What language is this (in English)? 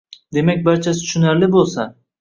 Uzbek